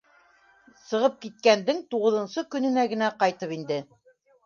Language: Bashkir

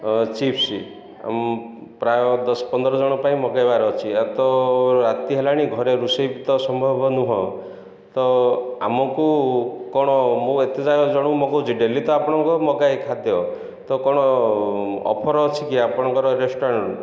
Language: Odia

